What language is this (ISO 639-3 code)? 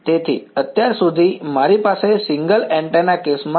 guj